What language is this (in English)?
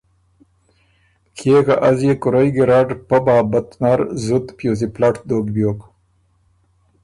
Ormuri